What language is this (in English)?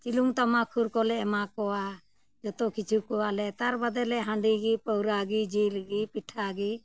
Santali